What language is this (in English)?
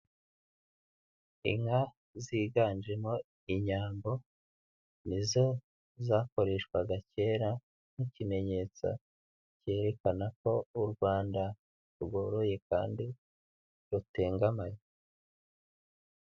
Kinyarwanda